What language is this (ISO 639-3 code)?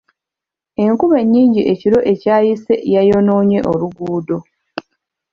lug